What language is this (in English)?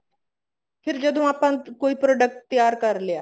Punjabi